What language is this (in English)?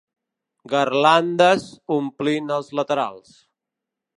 Catalan